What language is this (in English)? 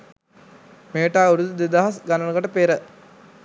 Sinhala